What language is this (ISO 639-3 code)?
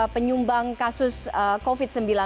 ind